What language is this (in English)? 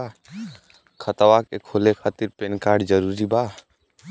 Bhojpuri